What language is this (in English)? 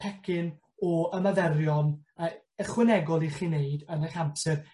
Welsh